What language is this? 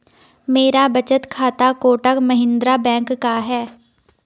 Hindi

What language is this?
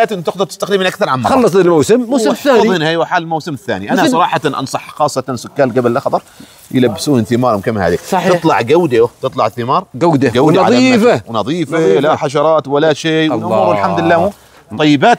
Arabic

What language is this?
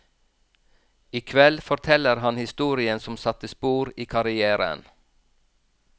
Norwegian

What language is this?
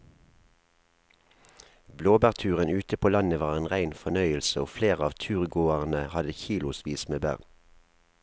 Norwegian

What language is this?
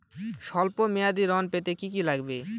Bangla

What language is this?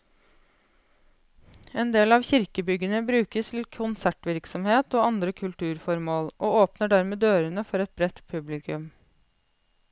Norwegian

